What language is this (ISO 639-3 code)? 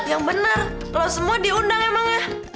ind